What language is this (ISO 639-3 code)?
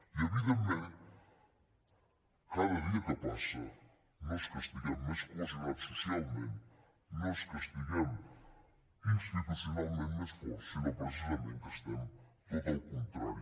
cat